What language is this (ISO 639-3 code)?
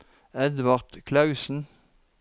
nor